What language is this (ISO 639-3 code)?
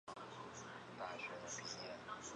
zho